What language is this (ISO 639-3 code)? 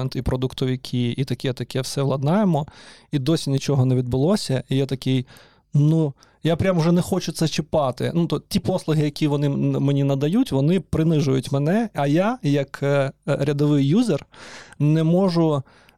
ukr